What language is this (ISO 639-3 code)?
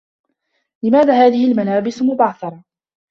ara